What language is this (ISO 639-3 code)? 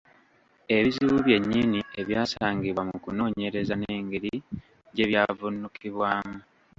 lug